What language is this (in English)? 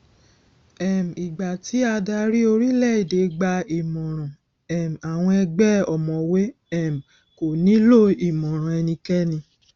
Yoruba